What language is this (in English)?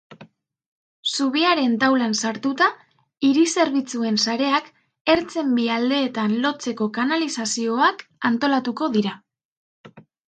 Basque